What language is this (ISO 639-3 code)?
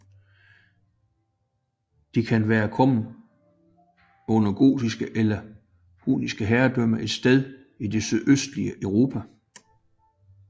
dan